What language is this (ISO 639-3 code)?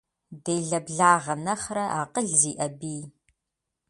kbd